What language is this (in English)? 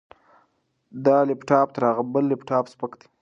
Pashto